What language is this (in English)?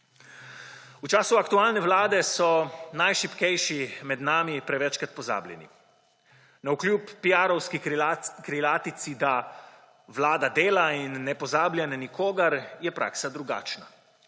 Slovenian